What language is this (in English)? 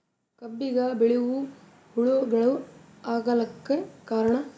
Kannada